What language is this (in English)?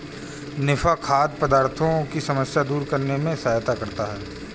Hindi